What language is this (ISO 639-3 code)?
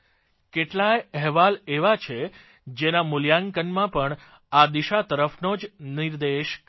guj